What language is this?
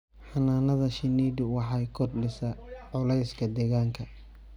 Somali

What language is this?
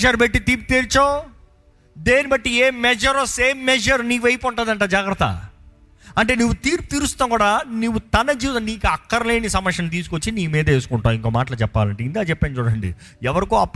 Telugu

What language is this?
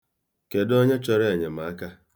Igbo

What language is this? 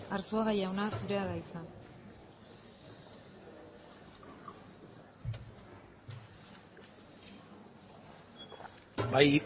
Basque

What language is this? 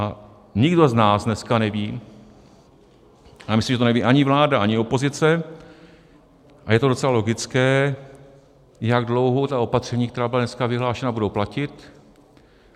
Czech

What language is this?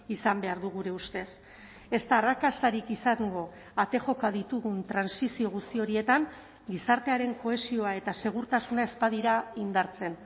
Basque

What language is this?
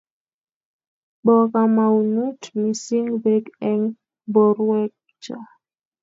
Kalenjin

